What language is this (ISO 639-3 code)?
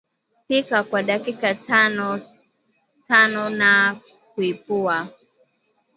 swa